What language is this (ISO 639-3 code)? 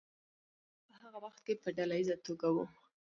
pus